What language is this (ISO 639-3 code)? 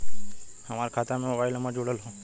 bho